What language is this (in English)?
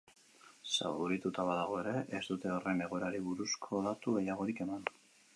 Basque